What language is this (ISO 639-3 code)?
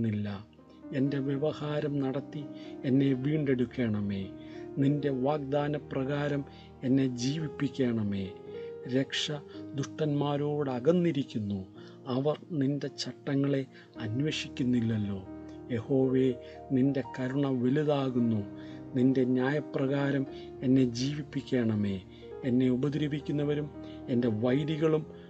mal